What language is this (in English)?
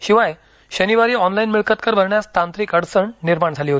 Marathi